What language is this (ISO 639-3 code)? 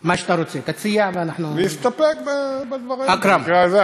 heb